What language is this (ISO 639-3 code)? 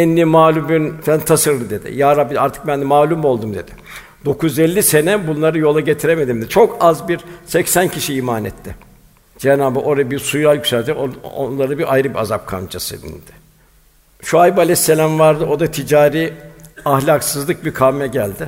tur